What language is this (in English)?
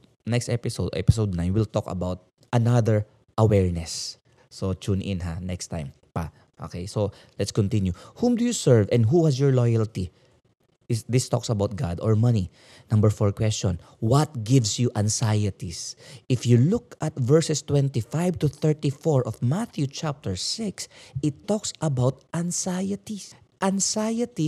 Filipino